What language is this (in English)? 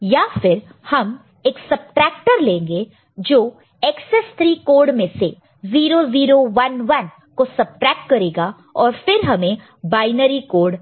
Hindi